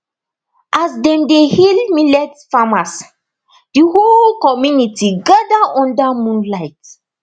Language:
Nigerian Pidgin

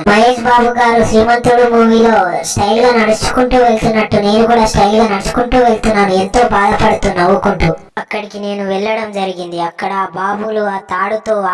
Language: Telugu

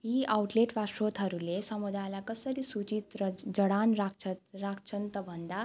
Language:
Nepali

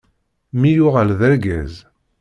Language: Kabyle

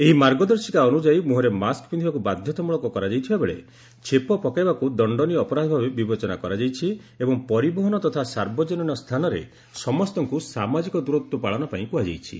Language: Odia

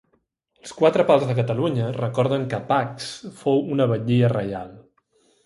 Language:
Catalan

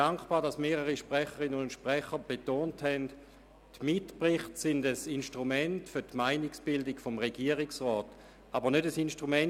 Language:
Swiss German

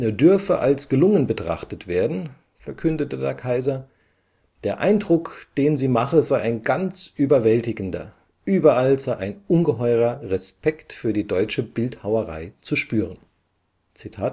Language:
German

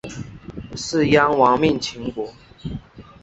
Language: Chinese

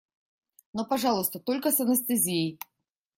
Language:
Russian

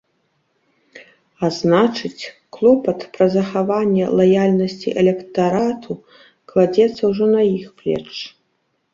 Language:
Belarusian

